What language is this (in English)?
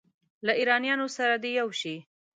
Pashto